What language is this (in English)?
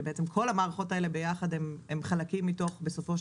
Hebrew